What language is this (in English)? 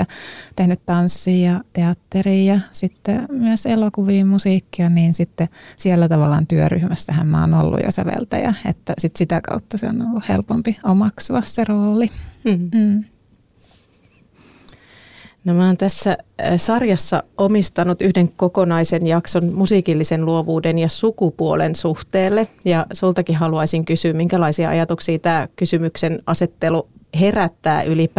Finnish